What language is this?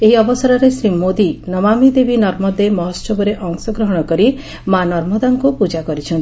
Odia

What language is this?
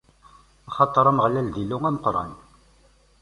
Kabyle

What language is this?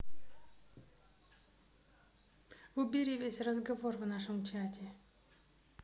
Russian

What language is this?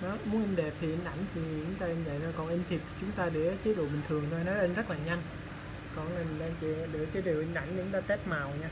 Vietnamese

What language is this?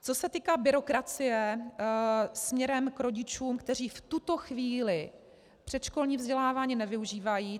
Czech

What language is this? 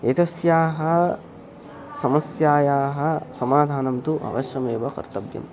Sanskrit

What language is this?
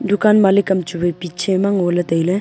Wancho Naga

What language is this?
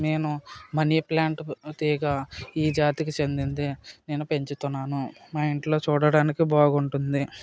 Telugu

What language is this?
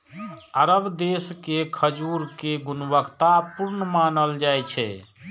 Maithili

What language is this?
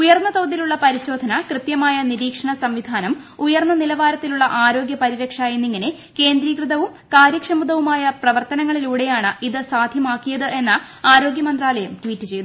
Malayalam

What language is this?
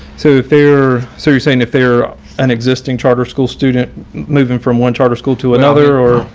English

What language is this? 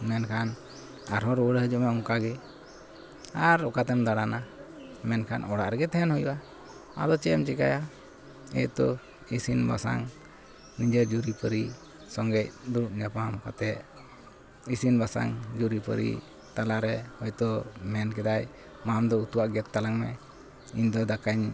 Santali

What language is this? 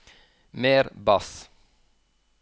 Norwegian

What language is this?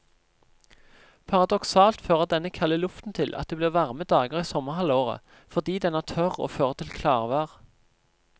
Norwegian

